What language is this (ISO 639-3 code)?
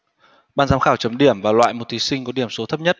vie